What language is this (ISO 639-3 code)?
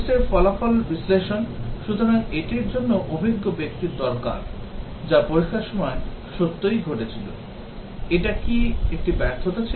ben